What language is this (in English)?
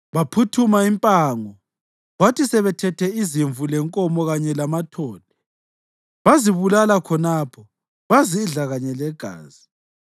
North Ndebele